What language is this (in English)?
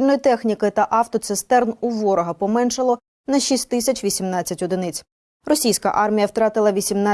Ukrainian